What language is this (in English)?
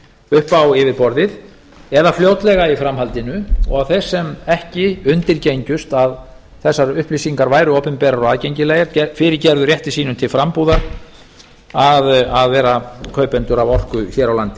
Icelandic